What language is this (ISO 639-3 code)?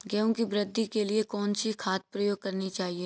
hin